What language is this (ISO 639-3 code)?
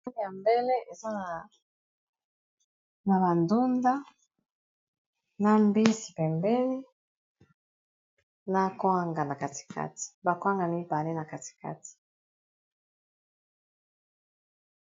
lin